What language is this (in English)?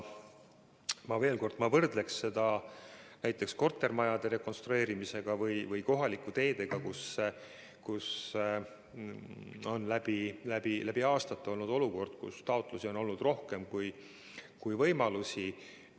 Estonian